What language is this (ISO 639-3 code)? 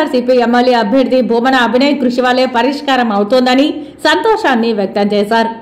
tel